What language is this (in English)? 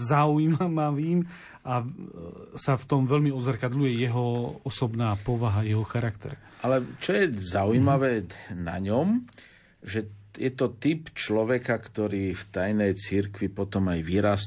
Slovak